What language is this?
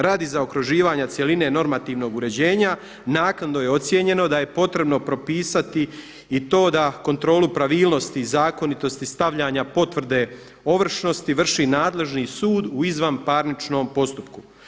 Croatian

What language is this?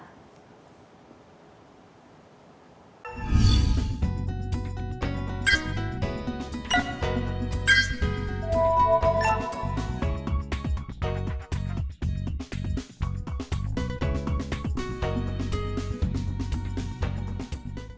Vietnamese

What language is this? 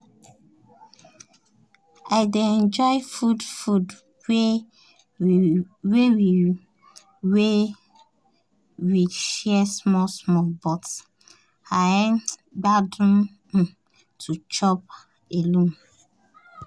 Nigerian Pidgin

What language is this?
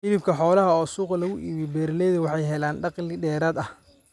Somali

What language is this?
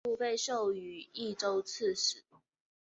Chinese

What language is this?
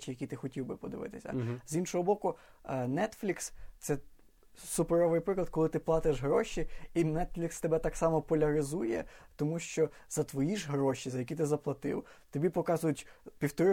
Ukrainian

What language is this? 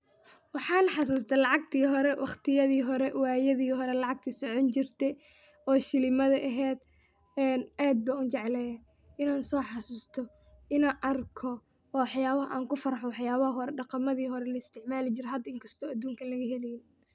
Somali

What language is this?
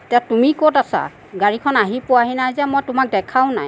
Assamese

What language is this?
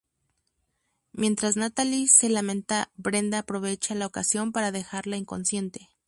Spanish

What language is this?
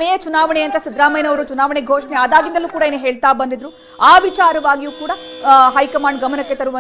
Hindi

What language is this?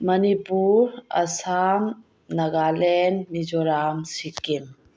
Manipuri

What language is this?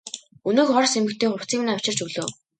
Mongolian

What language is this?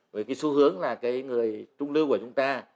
Vietnamese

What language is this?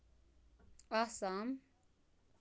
Kashmiri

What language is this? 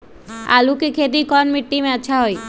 Magahi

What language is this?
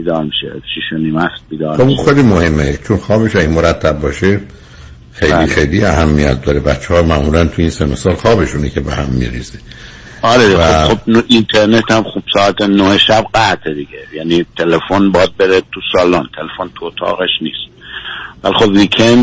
Persian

